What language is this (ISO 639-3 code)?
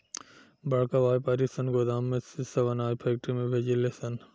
bho